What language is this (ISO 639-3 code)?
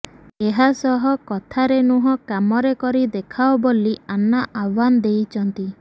ori